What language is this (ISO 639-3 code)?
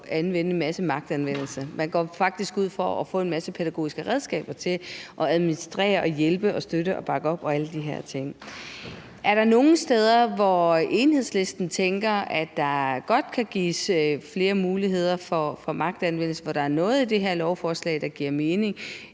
dan